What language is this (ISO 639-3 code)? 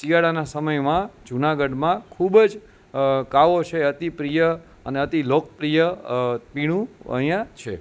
guj